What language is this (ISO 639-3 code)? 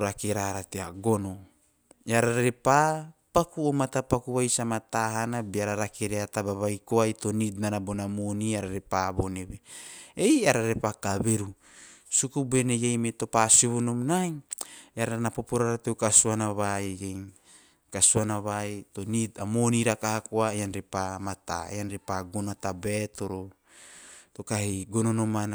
tio